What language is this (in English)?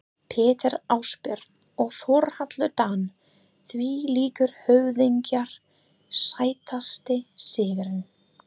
Icelandic